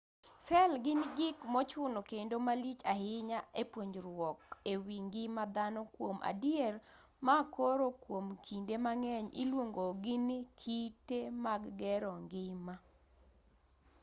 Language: Luo (Kenya and Tanzania)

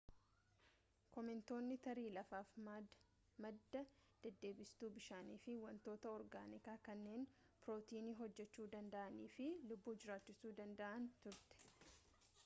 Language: Oromo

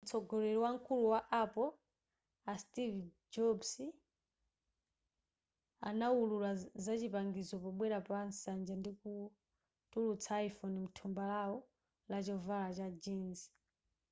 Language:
Nyanja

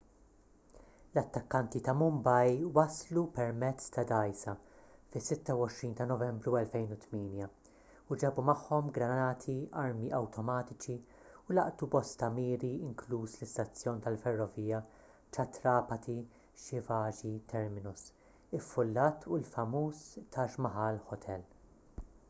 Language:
Maltese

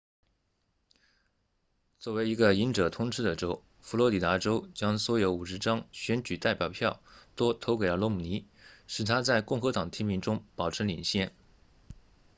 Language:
Chinese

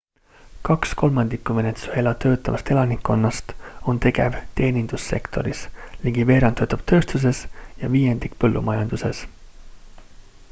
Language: Estonian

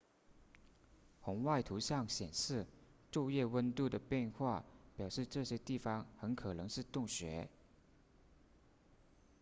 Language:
Chinese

